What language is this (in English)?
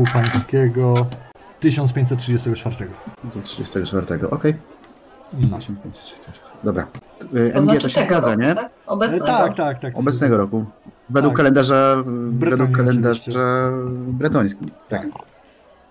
Polish